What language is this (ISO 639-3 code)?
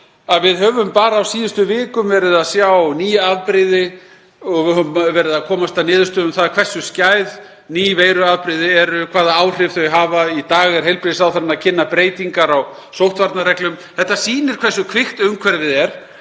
isl